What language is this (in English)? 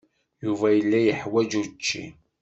Kabyle